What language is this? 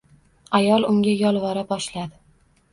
Uzbek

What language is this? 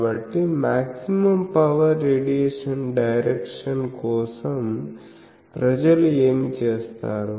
Telugu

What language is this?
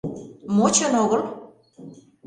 Mari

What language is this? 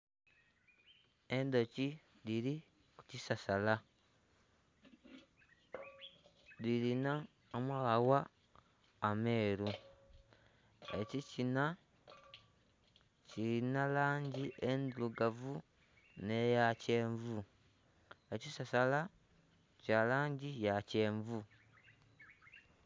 Soga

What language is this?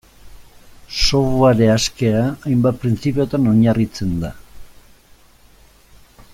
Basque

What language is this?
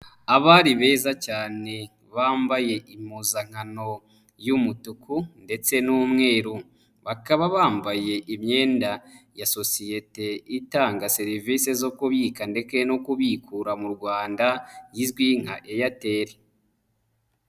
Kinyarwanda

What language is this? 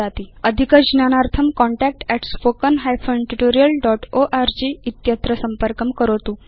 Sanskrit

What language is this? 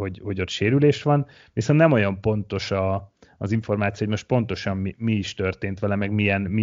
Hungarian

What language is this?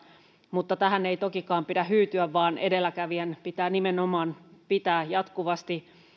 Finnish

